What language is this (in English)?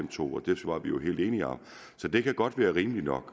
Danish